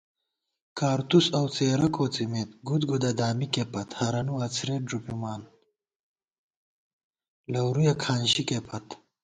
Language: Gawar-Bati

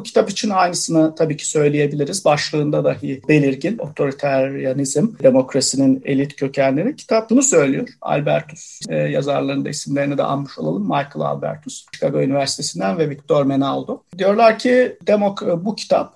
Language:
Turkish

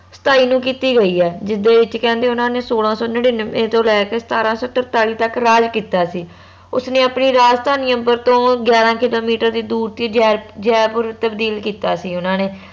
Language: Punjabi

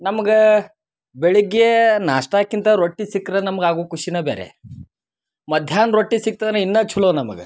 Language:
Kannada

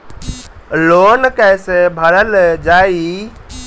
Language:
Bhojpuri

